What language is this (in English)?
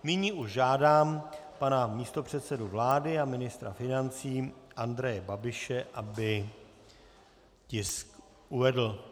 Czech